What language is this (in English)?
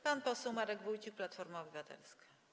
Polish